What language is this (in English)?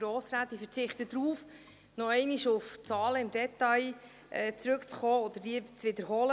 Swiss German